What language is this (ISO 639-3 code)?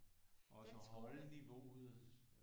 dan